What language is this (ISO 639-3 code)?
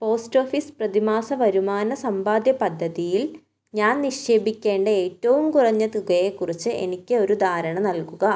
mal